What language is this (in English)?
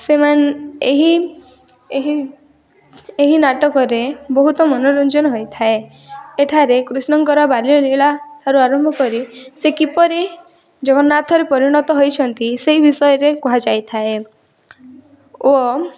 Odia